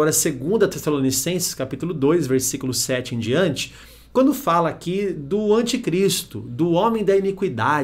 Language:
Portuguese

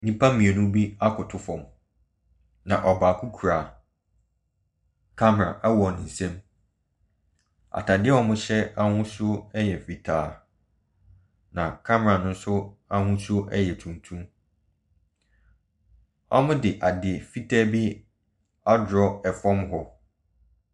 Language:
Akan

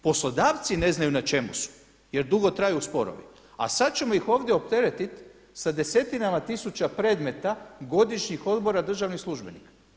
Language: Croatian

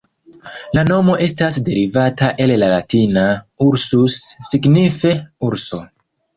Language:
Esperanto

